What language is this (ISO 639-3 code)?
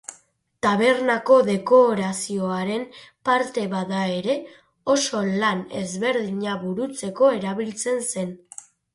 eus